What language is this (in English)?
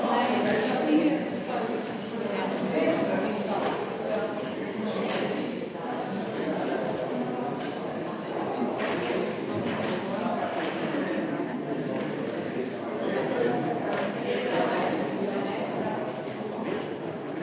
Slovenian